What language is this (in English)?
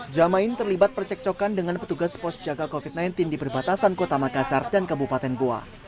Indonesian